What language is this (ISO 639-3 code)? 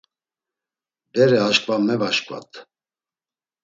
lzz